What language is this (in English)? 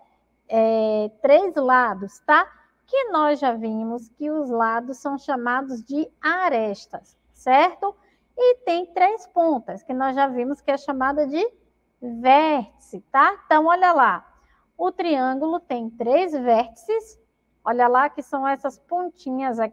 Portuguese